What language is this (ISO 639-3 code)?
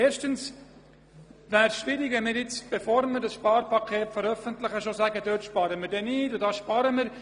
gsw